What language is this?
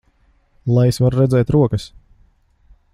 Latvian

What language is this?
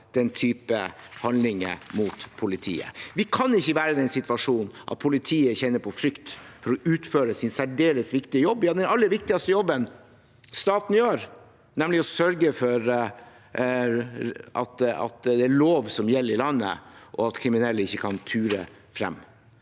Norwegian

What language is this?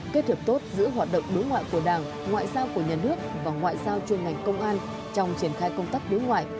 Vietnamese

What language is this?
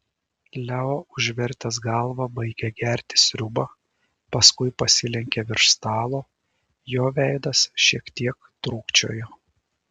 Lithuanian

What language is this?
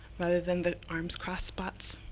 English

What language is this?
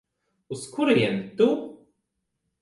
Latvian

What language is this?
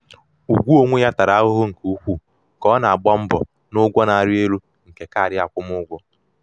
Igbo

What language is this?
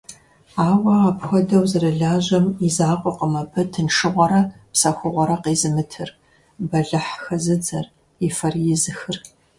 Kabardian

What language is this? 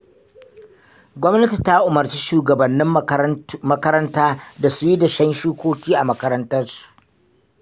Hausa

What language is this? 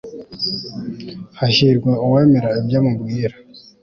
Kinyarwanda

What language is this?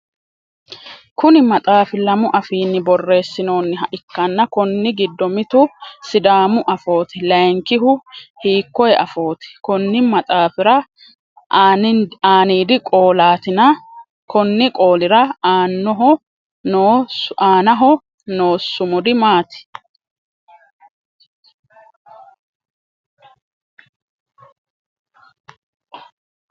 Sidamo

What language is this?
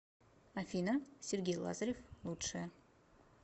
Russian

